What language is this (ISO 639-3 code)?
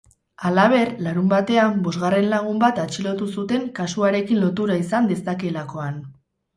eus